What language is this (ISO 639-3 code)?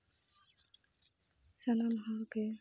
sat